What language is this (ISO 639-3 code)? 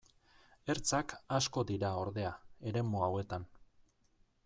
eus